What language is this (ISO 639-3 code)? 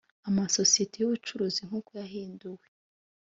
kin